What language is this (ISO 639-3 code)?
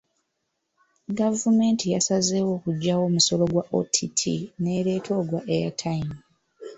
lug